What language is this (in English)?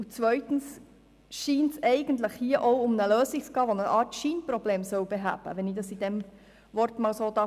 Swiss German